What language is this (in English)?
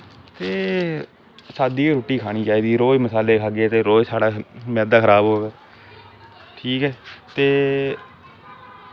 Dogri